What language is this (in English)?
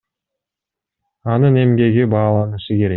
Kyrgyz